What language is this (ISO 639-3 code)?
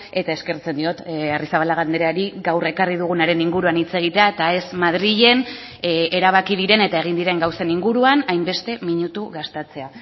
eus